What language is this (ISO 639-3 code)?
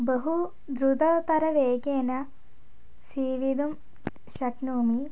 san